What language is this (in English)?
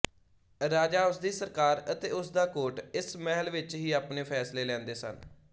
Punjabi